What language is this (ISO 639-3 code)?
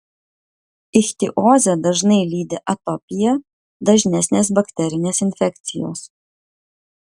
lit